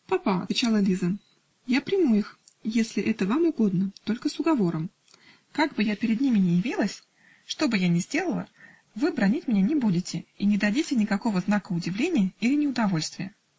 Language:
Russian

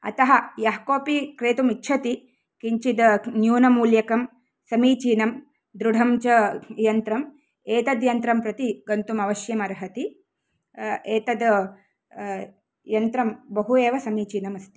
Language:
Sanskrit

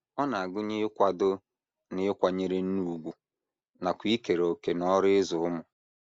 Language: Igbo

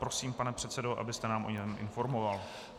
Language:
Czech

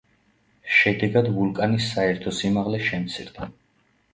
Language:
Georgian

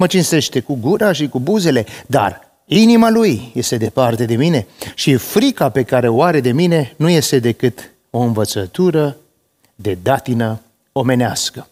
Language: Romanian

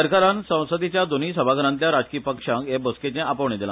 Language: Konkani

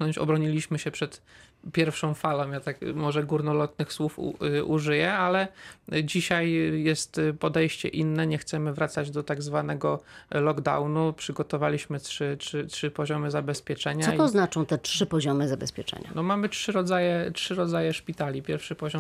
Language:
Polish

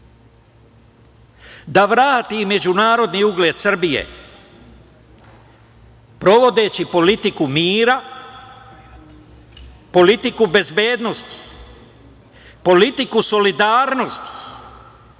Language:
Serbian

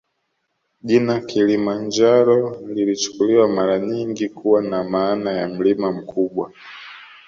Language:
Swahili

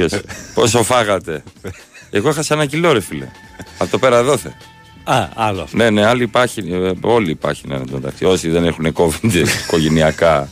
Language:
Greek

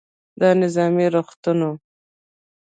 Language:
Pashto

